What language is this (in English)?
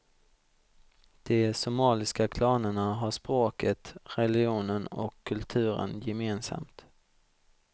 Swedish